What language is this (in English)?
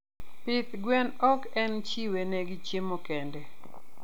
Luo (Kenya and Tanzania)